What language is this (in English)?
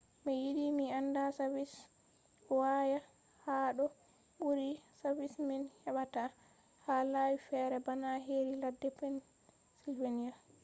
Fula